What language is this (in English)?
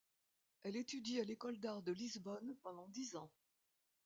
French